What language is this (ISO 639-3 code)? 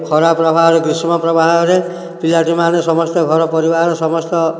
ori